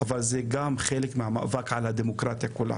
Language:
Hebrew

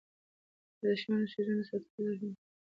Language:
Pashto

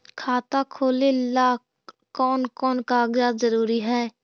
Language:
Magahi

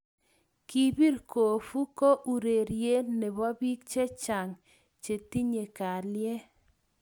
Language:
Kalenjin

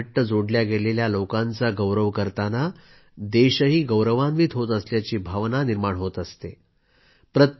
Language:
Marathi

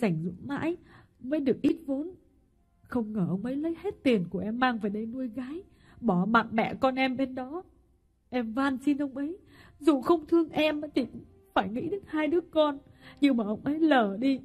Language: Vietnamese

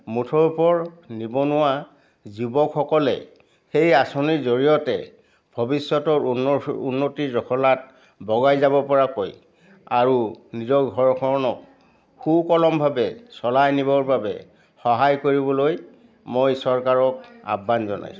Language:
Assamese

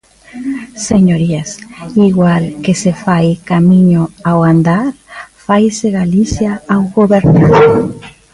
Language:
Galician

